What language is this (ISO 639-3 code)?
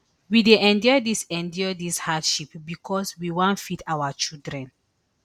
pcm